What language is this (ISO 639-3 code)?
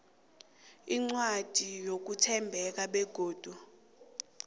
nbl